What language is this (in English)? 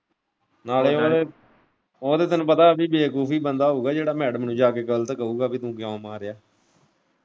Punjabi